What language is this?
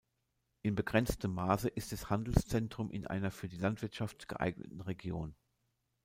German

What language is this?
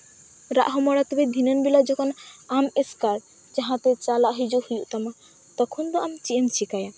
Santali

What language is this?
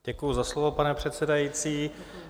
Czech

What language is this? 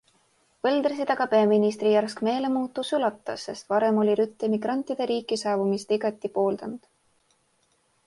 Estonian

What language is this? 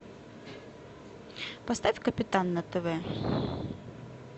Russian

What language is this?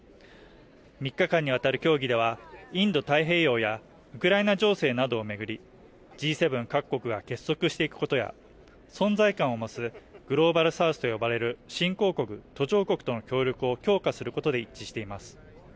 Japanese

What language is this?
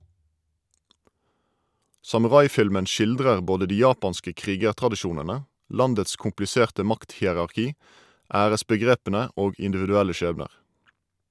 Norwegian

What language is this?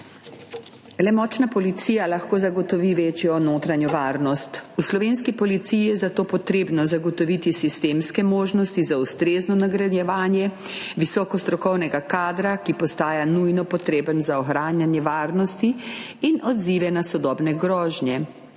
Slovenian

